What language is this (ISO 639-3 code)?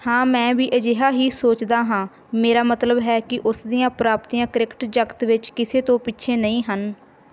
pan